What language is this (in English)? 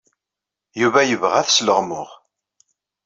Kabyle